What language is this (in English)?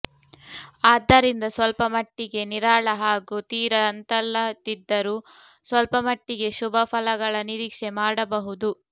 Kannada